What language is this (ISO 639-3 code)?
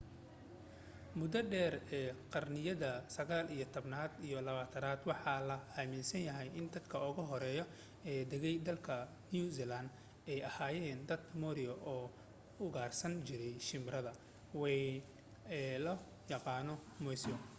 som